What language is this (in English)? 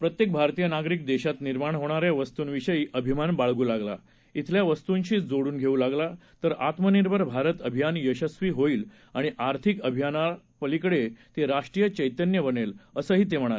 Marathi